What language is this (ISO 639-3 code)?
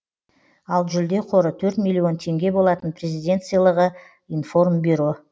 kaz